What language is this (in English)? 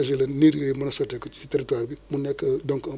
Wolof